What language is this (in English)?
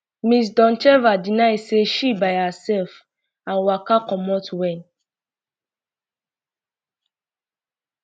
Nigerian Pidgin